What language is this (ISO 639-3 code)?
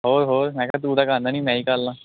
pan